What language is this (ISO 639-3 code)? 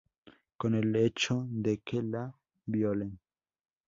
spa